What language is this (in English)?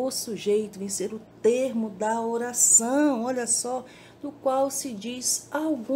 Portuguese